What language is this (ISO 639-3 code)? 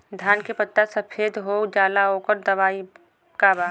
bho